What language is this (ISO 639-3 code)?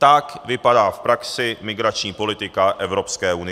ces